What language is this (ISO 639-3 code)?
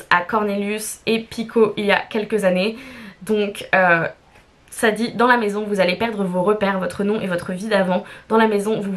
fra